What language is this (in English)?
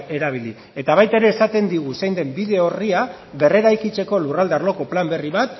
Basque